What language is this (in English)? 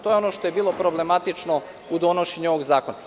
Serbian